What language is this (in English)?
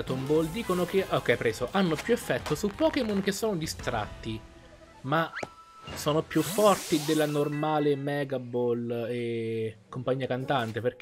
Italian